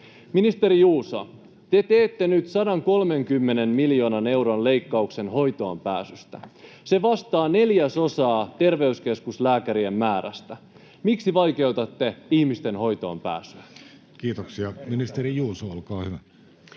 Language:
Finnish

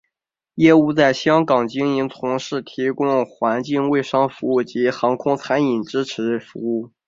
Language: Chinese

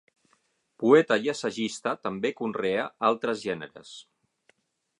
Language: Catalan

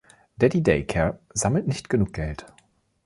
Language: German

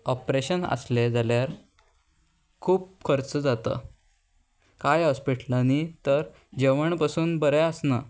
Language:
Konkani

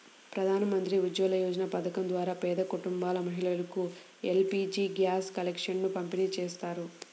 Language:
Telugu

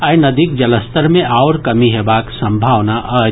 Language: Maithili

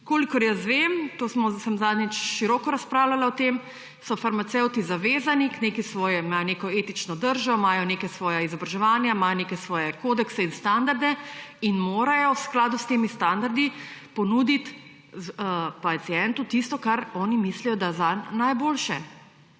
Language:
Slovenian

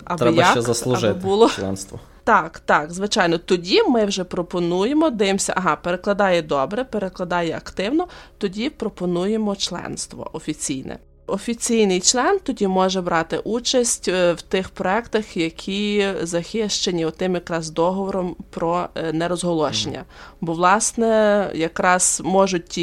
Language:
Ukrainian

